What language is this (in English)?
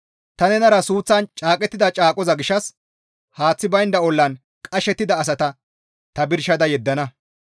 Gamo